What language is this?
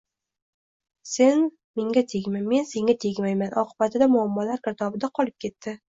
Uzbek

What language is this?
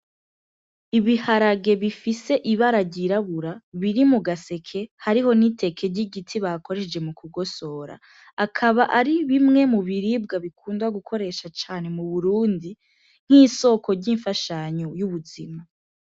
Rundi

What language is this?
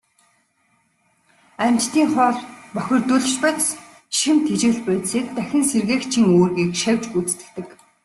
Mongolian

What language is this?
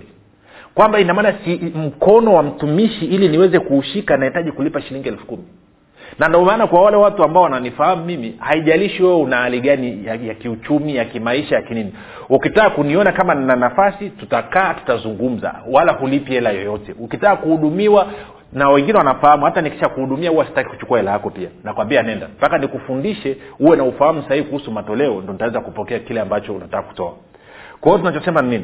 Swahili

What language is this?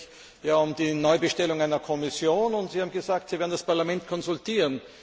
German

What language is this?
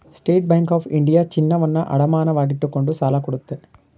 Kannada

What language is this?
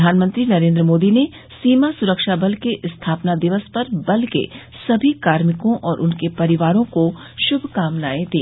Hindi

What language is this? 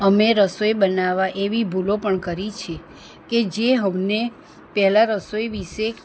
Gujarati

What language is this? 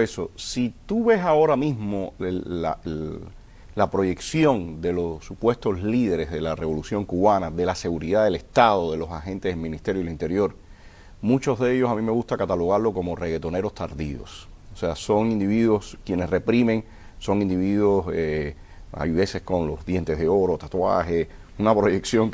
Spanish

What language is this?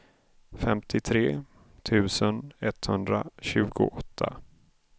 Swedish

